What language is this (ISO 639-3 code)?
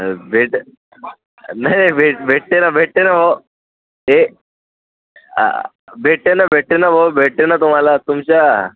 mar